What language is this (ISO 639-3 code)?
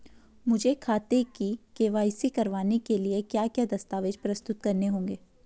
hin